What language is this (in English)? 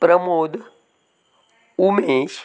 Konkani